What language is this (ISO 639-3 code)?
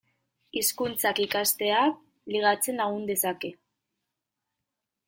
eus